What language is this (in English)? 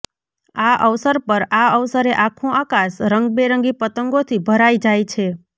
Gujarati